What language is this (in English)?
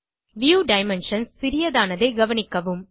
Tamil